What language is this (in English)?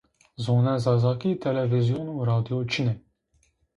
Zaza